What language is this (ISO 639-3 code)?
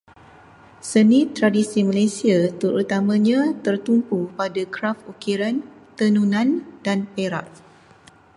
msa